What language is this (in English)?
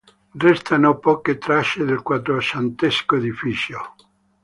Italian